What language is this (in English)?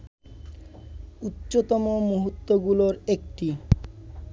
Bangla